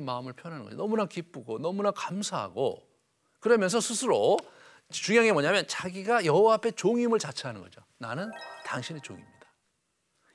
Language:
Korean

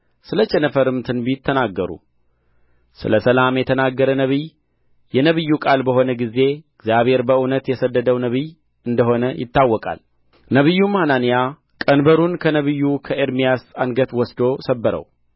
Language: Amharic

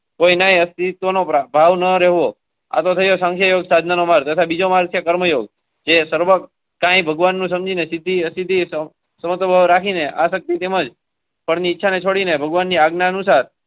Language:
Gujarati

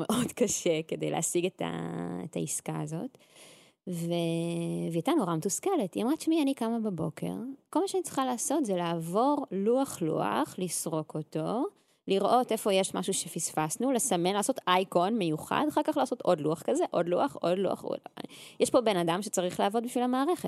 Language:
Hebrew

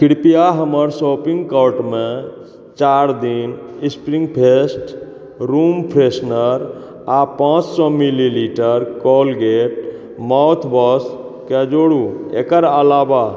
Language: Maithili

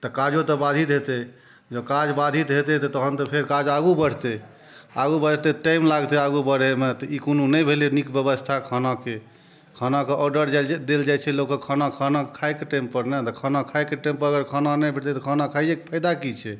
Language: Maithili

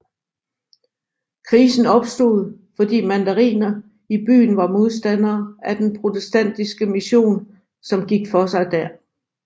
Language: Danish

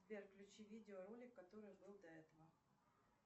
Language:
Russian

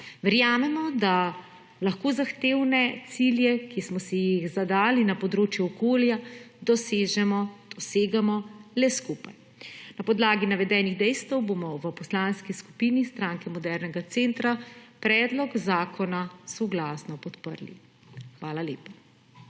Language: Slovenian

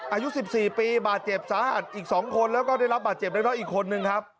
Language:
Thai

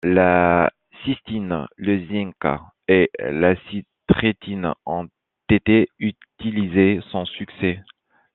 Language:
French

